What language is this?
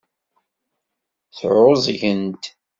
Kabyle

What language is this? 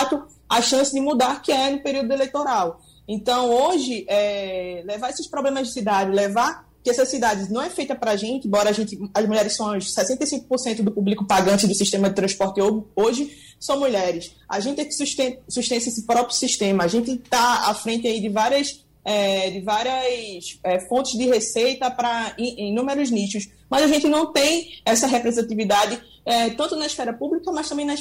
Portuguese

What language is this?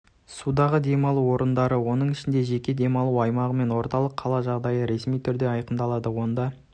Kazakh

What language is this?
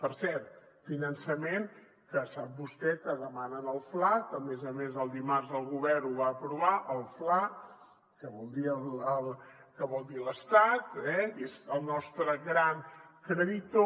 Catalan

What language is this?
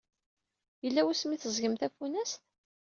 Kabyle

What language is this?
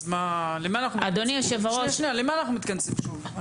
Hebrew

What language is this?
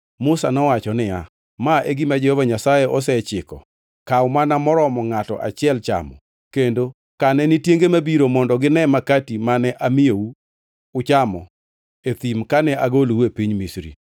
Luo (Kenya and Tanzania)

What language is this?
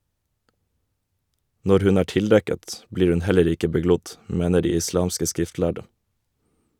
Norwegian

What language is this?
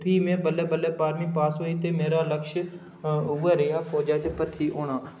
Dogri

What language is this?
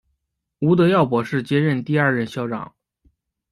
Chinese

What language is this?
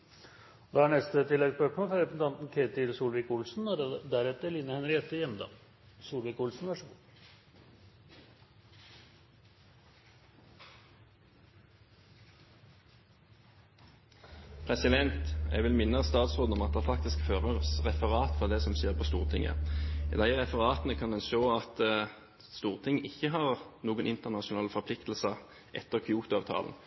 Norwegian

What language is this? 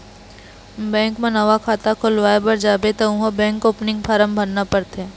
Chhattisgarhi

